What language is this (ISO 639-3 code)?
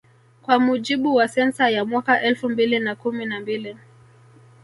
swa